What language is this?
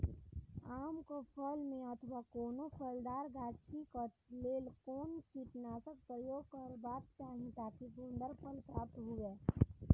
Maithili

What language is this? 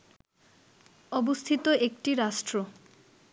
Bangla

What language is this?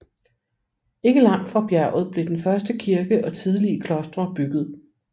Danish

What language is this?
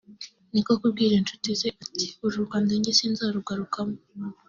Kinyarwanda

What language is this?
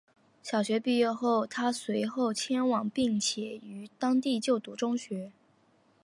Chinese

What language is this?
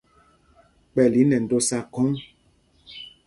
Mpumpong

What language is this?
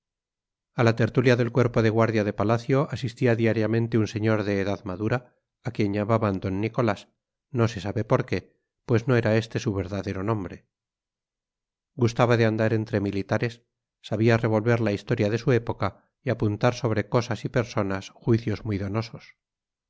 Spanish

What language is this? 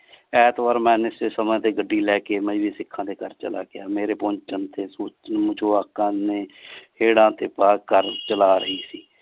Punjabi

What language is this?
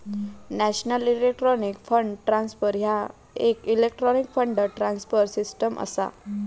Marathi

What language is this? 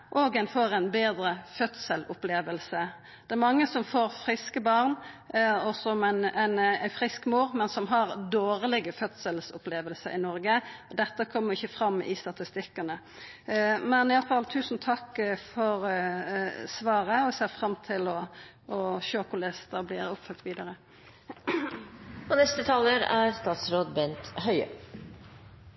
Norwegian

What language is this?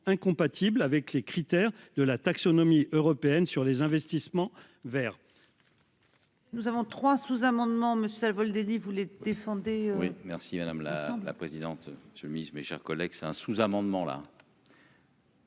French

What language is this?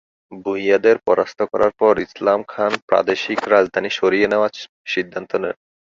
Bangla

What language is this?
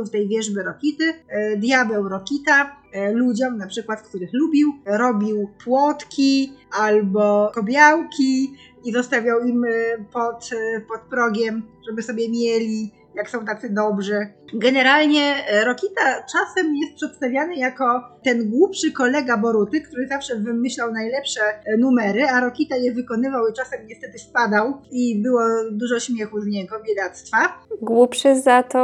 Polish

